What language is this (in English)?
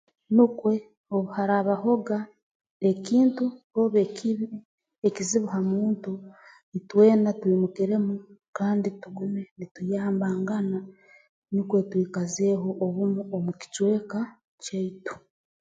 Tooro